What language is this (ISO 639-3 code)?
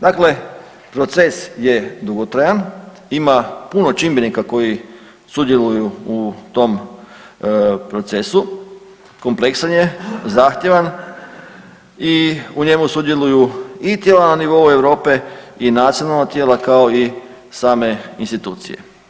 hrv